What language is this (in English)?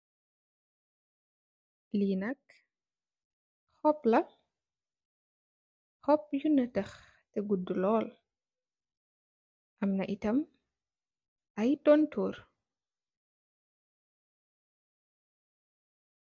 Wolof